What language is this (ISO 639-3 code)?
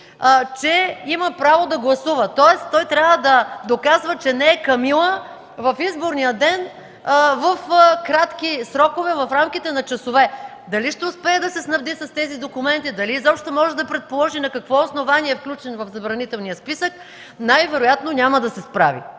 bul